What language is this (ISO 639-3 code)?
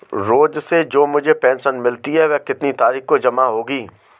hin